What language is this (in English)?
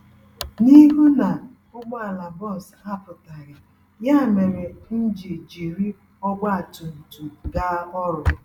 Igbo